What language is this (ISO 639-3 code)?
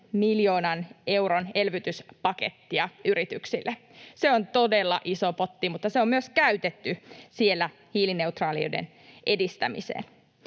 fin